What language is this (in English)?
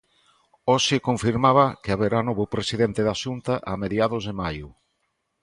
Galician